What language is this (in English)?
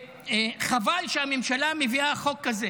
Hebrew